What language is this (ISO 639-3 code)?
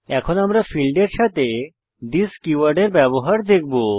ben